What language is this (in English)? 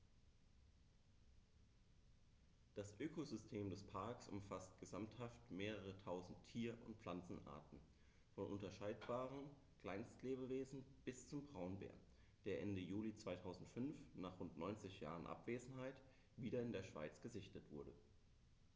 German